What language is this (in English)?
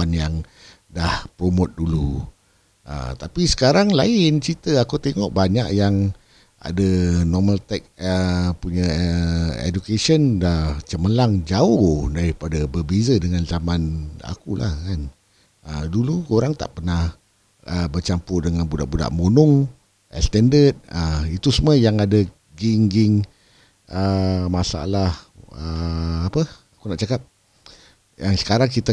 Malay